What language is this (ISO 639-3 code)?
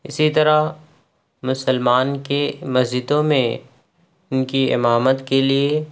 urd